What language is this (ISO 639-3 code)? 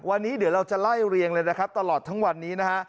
tha